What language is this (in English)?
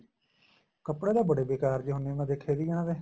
Punjabi